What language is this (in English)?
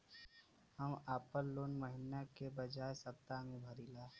Bhojpuri